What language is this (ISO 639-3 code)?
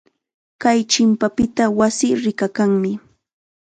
qxa